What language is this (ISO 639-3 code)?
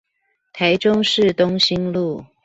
zho